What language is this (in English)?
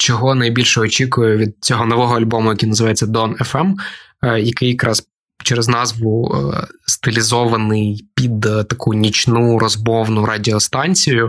Ukrainian